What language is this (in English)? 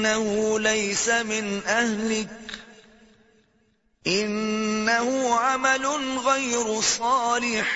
Urdu